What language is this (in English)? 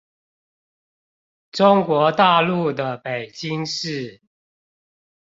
Chinese